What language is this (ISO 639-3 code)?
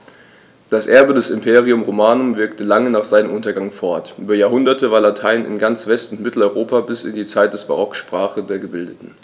deu